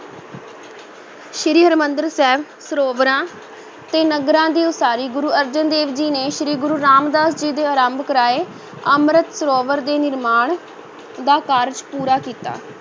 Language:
Punjabi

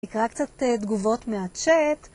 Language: Hebrew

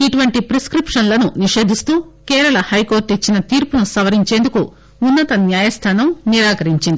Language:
Telugu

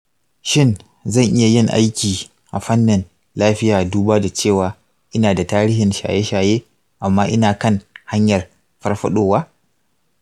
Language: Hausa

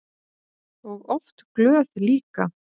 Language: Icelandic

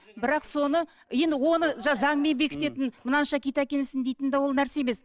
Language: Kazakh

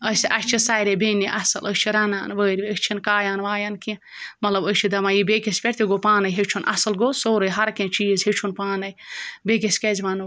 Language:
Kashmiri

